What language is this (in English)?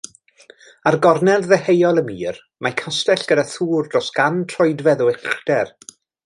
Welsh